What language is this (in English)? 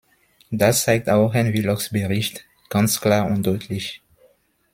German